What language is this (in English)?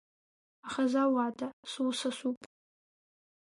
Abkhazian